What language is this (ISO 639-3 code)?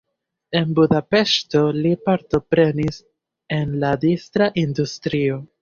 epo